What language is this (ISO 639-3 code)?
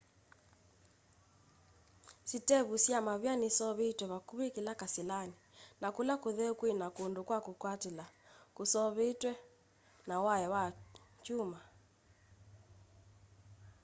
kam